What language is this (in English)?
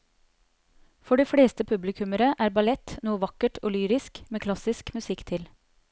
Norwegian